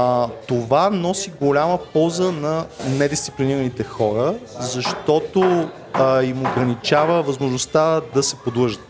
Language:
Bulgarian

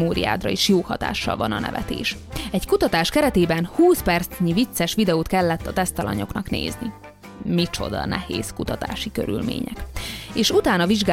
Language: Hungarian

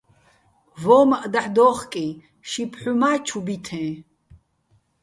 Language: Bats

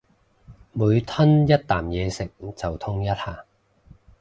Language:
Cantonese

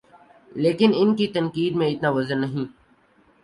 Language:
Urdu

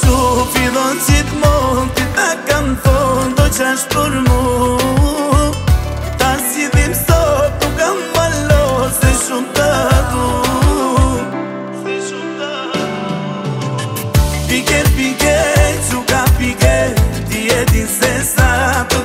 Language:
Romanian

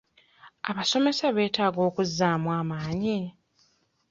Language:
Ganda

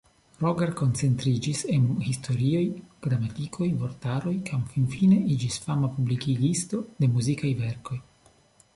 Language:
Esperanto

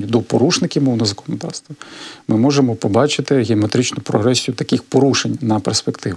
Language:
Ukrainian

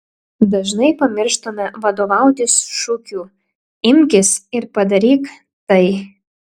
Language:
Lithuanian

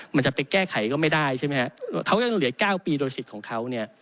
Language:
Thai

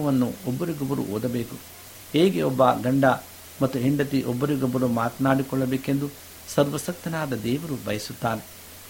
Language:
Kannada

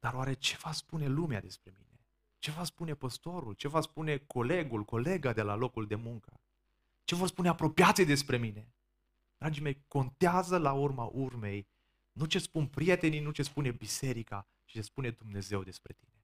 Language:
Romanian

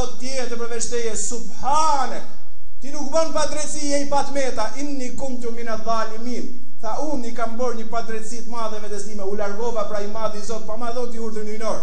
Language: Arabic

